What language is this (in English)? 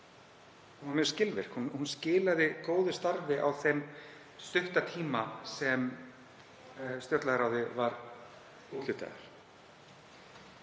Icelandic